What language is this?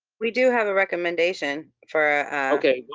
English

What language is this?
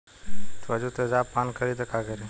Bhojpuri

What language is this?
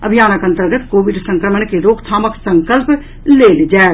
Maithili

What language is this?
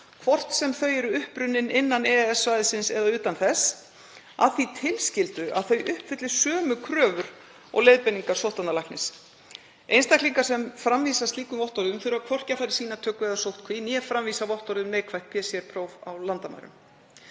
Icelandic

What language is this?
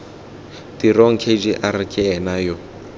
Tswana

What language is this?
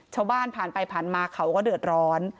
Thai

